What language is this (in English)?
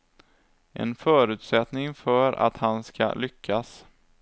Swedish